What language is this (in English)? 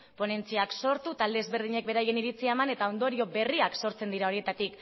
Basque